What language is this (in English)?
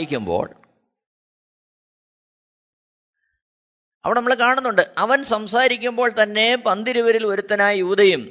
Malayalam